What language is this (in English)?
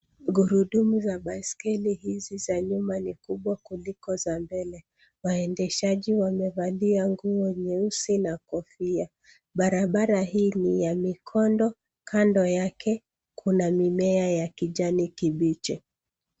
Swahili